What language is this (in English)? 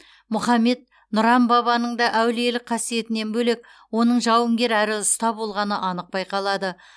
Kazakh